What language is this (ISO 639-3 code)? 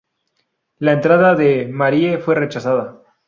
spa